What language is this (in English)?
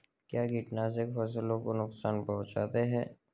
Hindi